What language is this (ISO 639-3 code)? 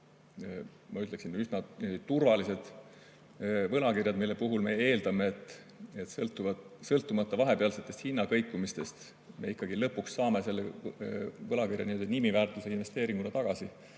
est